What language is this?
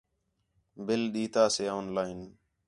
Khetrani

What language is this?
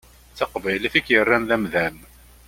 Kabyle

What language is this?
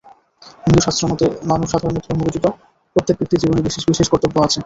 Bangla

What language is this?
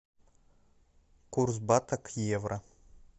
Russian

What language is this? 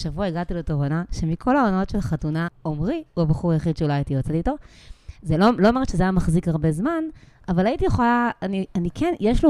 Hebrew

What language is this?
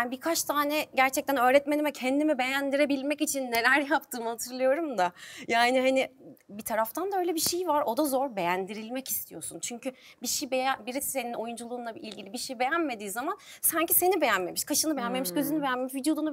Turkish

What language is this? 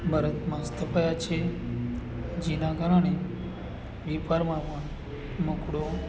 Gujarati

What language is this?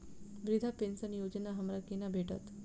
Maithili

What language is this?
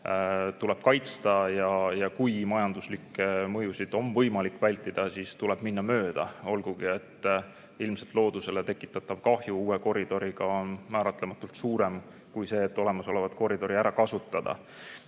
Estonian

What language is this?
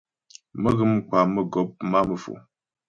Ghomala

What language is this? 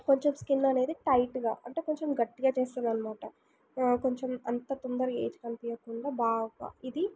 Telugu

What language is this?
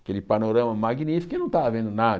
Portuguese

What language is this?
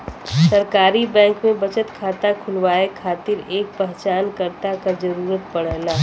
Bhojpuri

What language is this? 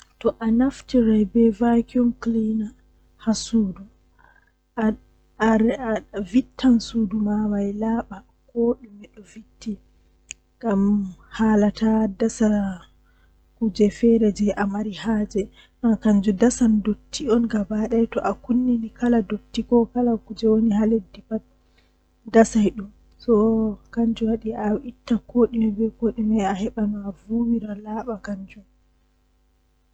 Western Niger Fulfulde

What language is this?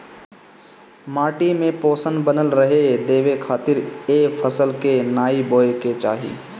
Bhojpuri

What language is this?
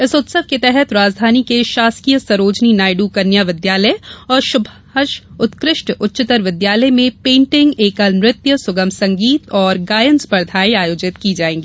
Hindi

